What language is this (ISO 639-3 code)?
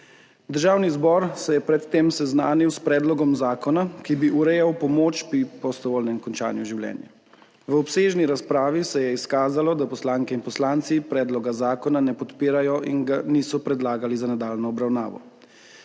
slv